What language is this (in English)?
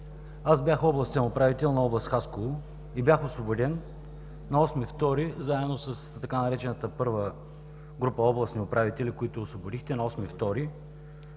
Bulgarian